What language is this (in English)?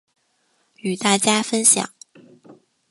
Chinese